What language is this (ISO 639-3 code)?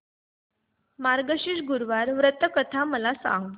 mar